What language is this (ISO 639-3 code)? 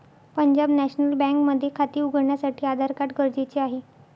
mar